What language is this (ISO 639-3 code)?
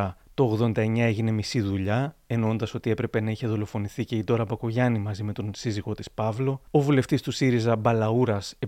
ell